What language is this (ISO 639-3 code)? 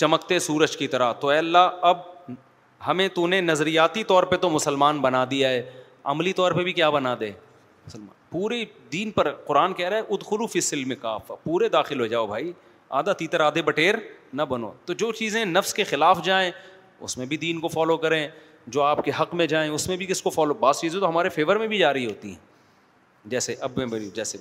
urd